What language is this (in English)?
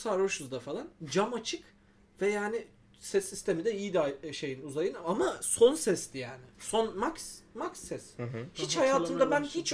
Turkish